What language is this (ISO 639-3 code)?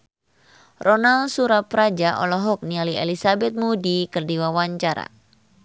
sun